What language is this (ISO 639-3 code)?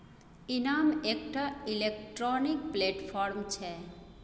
mai